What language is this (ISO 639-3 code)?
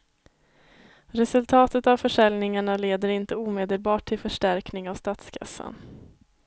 swe